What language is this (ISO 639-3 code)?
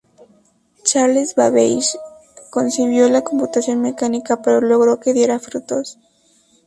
spa